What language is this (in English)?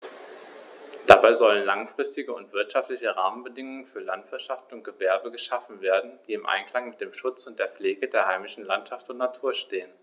German